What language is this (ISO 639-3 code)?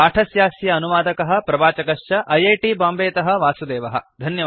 san